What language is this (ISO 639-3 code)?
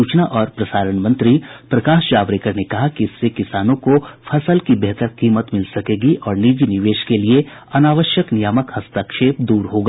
hin